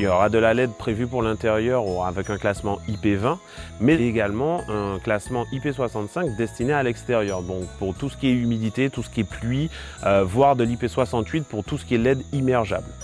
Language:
French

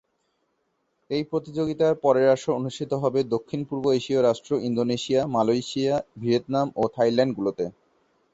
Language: Bangla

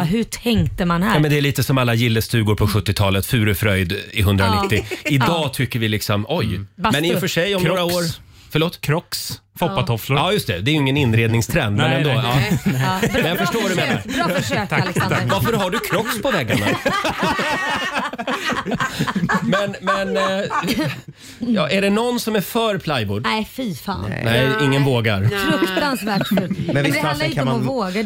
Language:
Swedish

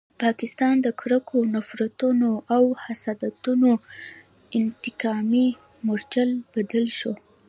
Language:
Pashto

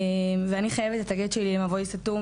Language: Hebrew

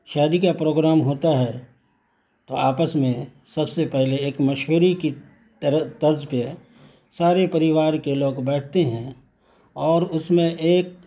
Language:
Urdu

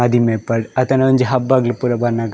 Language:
Tulu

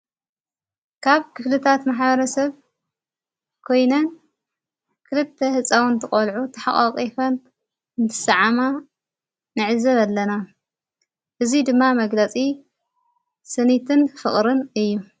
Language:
Tigrinya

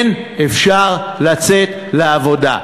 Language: Hebrew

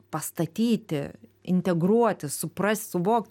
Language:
Lithuanian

